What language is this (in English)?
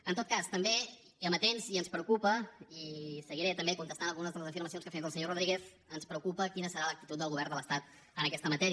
Catalan